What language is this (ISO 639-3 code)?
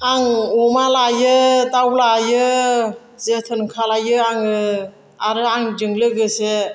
brx